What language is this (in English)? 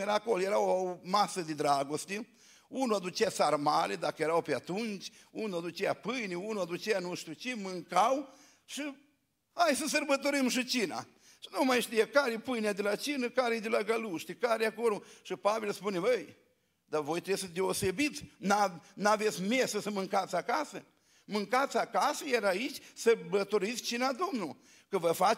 Romanian